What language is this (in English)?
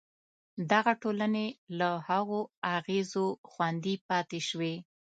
Pashto